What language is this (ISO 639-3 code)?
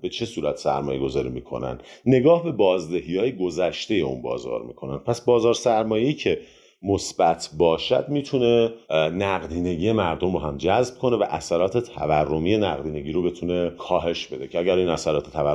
fas